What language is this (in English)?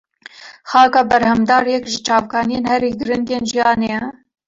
Kurdish